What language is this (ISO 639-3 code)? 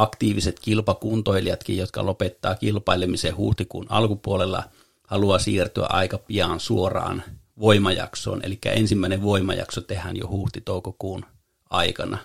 fin